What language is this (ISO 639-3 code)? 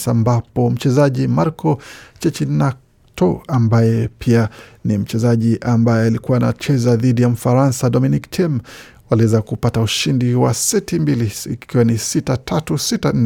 swa